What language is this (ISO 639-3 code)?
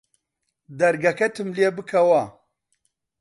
ckb